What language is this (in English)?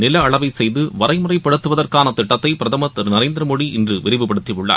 Tamil